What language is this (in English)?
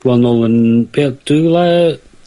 Welsh